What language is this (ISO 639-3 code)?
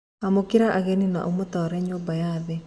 kik